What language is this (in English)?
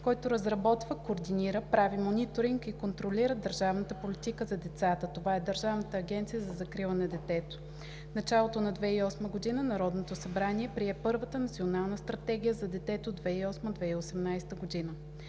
Bulgarian